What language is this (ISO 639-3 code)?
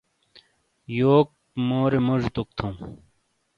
scl